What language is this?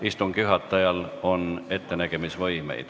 Estonian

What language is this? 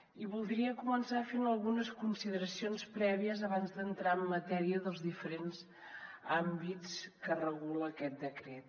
Catalan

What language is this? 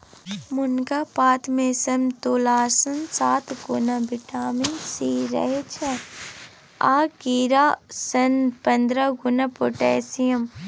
Maithili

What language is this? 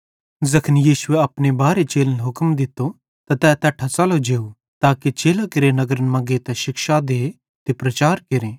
Bhadrawahi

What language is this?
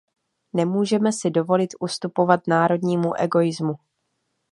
Czech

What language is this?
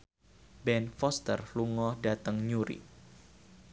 Javanese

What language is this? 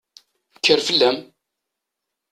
Kabyle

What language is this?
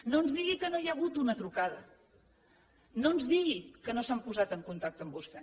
Catalan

